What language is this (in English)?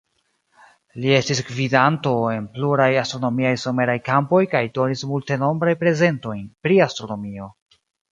Esperanto